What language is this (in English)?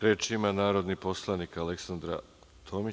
Serbian